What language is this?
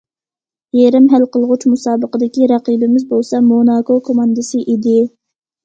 Uyghur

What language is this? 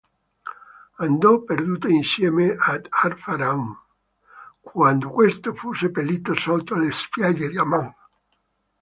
Italian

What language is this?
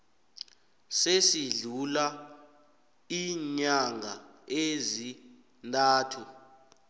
South Ndebele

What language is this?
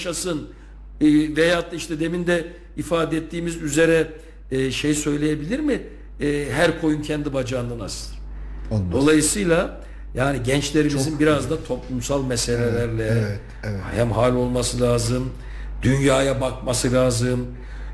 Turkish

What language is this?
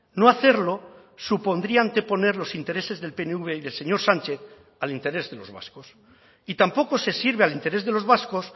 Spanish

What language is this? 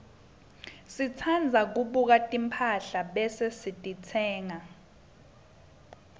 Swati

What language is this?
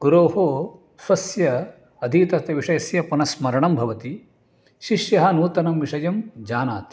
Sanskrit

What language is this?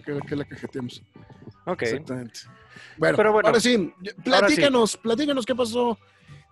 Spanish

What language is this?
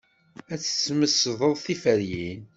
Kabyle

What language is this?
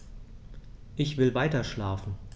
German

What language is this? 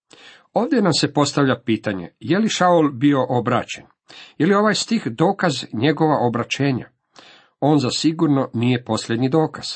Croatian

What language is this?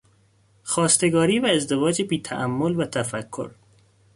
Persian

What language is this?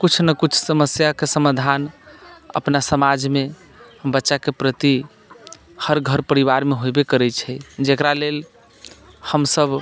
Maithili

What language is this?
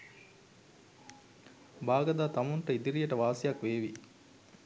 Sinhala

